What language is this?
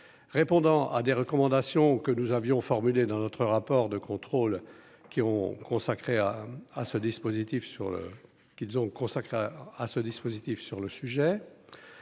French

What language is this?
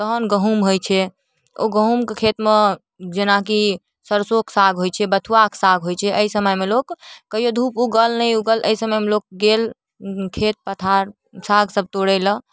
Maithili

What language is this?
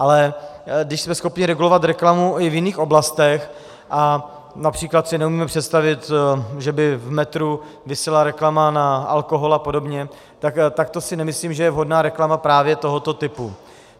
Czech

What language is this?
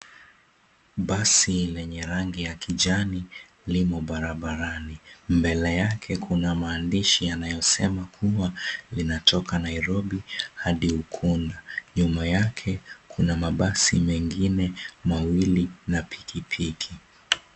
Swahili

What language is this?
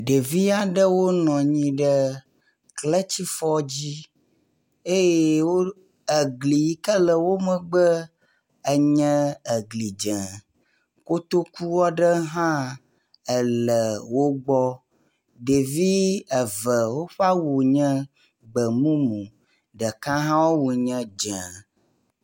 Ewe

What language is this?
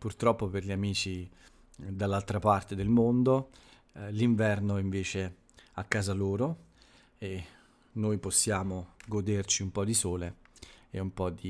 Italian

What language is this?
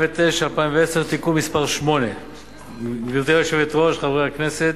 Hebrew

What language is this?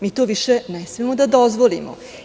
Serbian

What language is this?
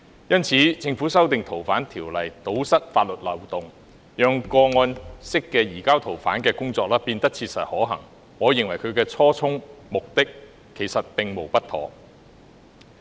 Cantonese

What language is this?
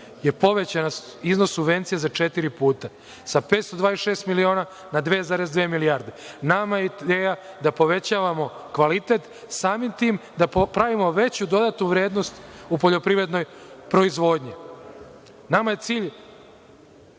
Serbian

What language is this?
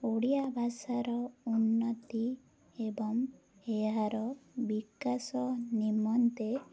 Odia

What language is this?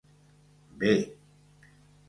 Catalan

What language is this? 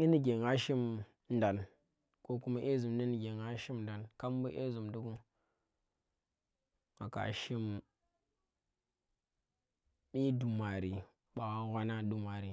Tera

